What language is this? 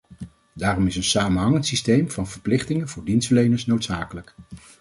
Dutch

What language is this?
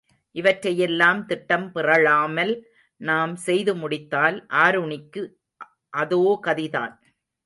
Tamil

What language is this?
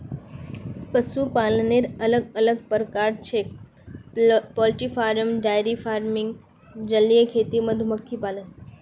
Magahi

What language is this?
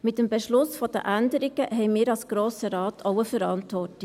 Swiss German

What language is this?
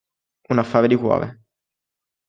Italian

